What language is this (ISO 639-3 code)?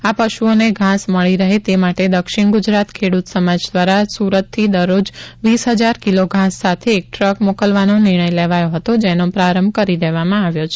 guj